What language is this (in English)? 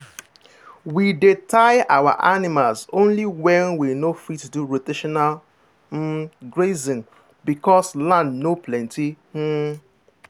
Nigerian Pidgin